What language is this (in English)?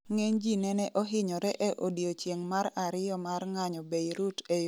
Luo (Kenya and Tanzania)